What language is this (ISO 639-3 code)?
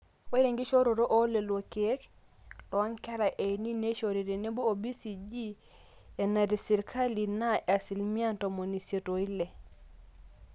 mas